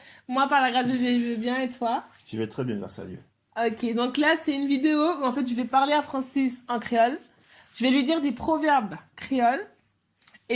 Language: French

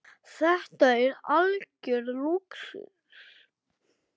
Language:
Icelandic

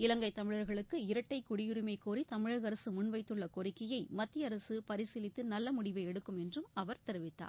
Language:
Tamil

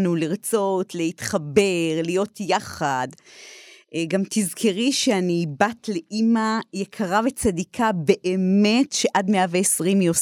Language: Hebrew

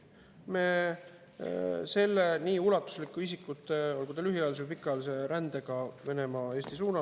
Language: Estonian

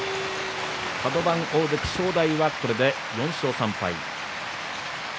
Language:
Japanese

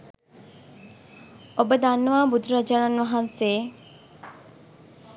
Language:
Sinhala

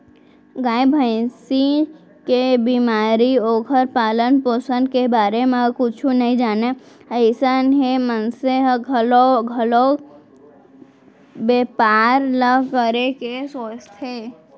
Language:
Chhattisgarhi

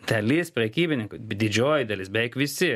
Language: Lithuanian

